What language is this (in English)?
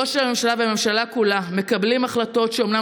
Hebrew